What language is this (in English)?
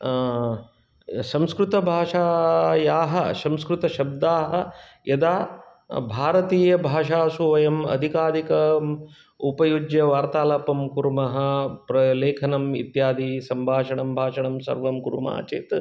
Sanskrit